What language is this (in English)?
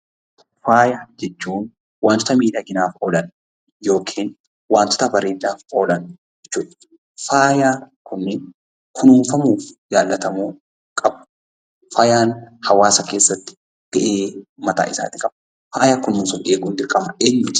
Oromo